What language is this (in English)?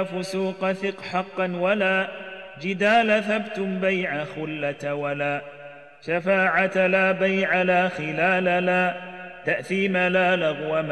Arabic